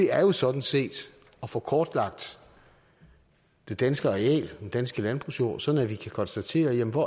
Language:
Danish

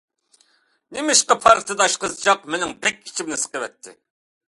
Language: Uyghur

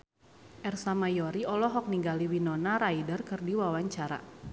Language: Sundanese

